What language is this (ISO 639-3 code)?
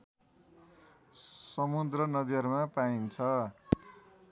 nep